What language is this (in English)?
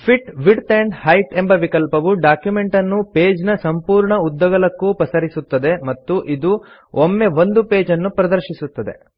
Kannada